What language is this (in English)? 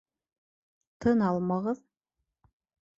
Bashkir